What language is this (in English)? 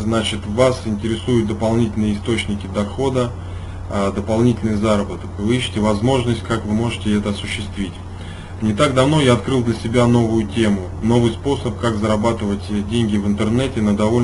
Russian